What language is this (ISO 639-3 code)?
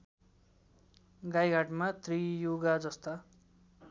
nep